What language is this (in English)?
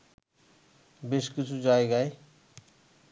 Bangla